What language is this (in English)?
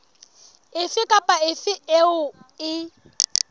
Southern Sotho